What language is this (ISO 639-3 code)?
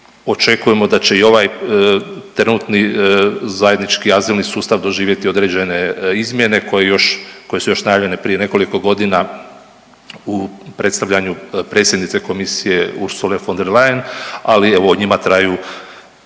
hrv